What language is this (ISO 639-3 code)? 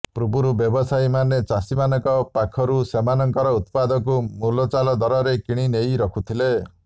ori